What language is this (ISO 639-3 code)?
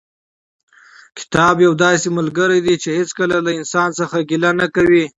pus